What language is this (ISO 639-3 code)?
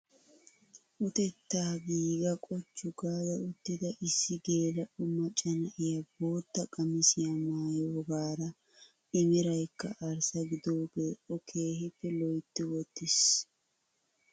wal